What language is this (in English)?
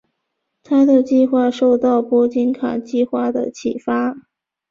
Chinese